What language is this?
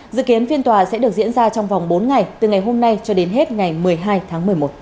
Vietnamese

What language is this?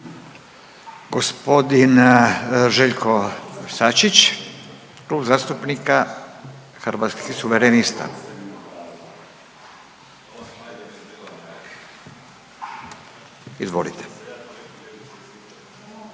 Croatian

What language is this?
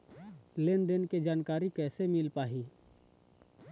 Chhattisgarhi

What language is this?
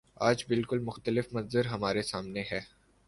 Urdu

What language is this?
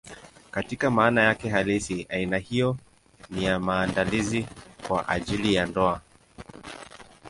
Swahili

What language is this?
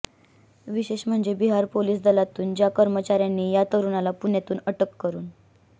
Marathi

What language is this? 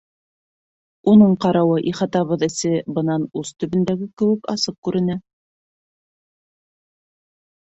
Bashkir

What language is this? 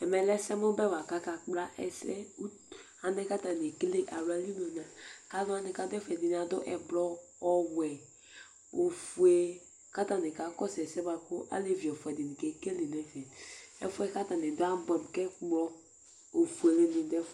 Ikposo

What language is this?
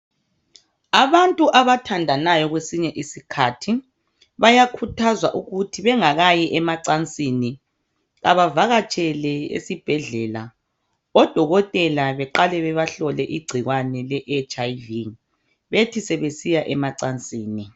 North Ndebele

